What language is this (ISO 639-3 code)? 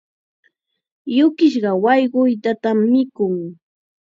qxa